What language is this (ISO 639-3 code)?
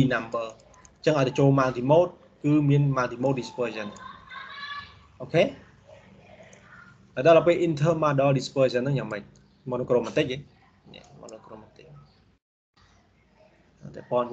vie